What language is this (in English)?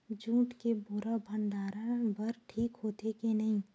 Chhattisgarhi